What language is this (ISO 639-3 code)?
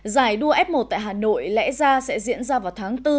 vie